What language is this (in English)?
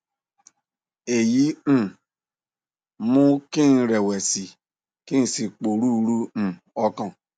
Yoruba